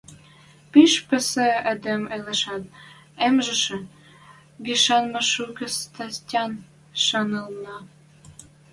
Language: Western Mari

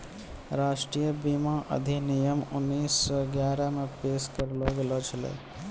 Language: Maithili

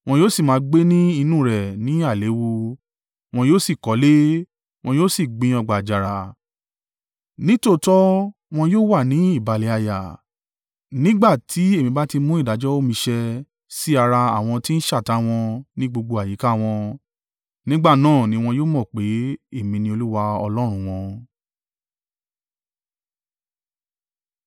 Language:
Yoruba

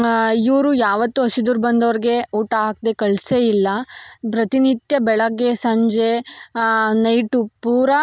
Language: Kannada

